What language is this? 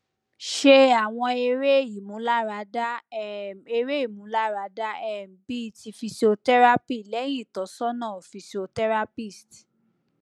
Yoruba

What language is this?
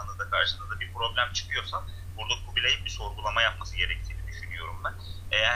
Turkish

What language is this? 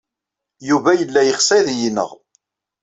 Kabyle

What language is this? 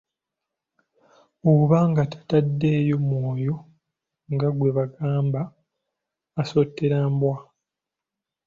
Ganda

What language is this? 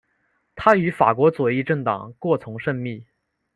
Chinese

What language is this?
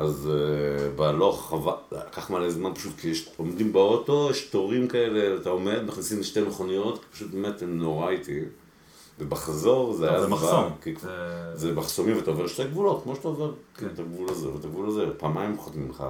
Hebrew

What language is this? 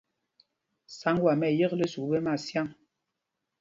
Mpumpong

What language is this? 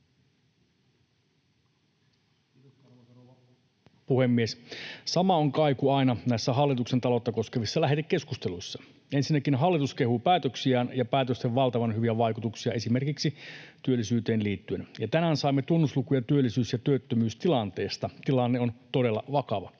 Finnish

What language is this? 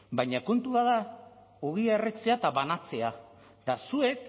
Basque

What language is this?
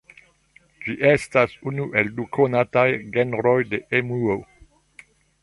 Esperanto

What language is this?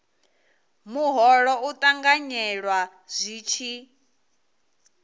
Venda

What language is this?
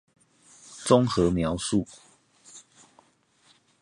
Chinese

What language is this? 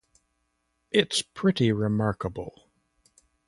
English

